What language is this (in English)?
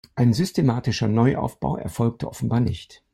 German